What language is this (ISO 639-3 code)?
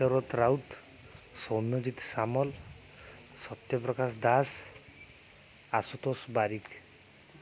ori